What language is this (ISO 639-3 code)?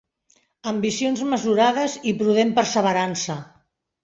cat